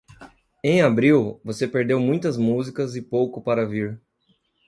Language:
Portuguese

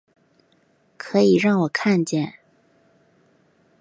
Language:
Chinese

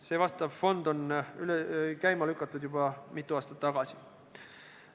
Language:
Estonian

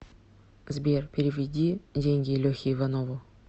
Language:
Russian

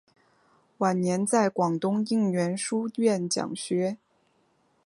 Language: Chinese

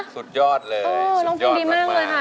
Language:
Thai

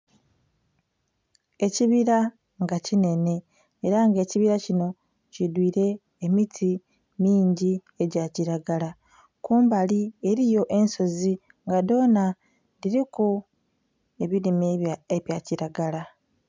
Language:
Soga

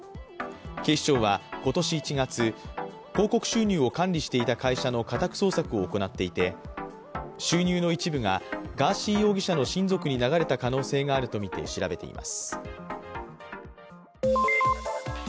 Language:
Japanese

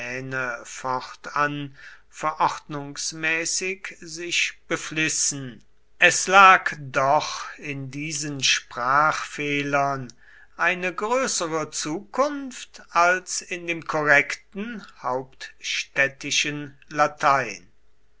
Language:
German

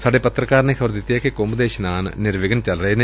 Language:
Punjabi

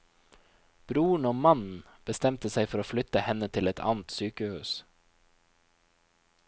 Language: Norwegian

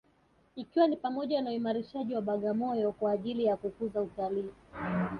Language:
Swahili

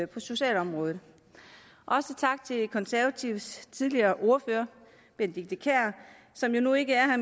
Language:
Danish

